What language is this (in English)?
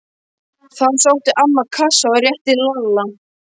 Icelandic